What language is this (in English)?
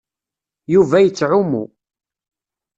Kabyle